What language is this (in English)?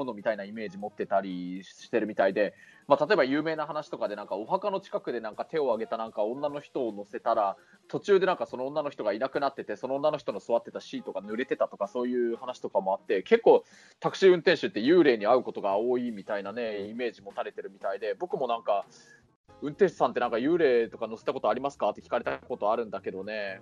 Japanese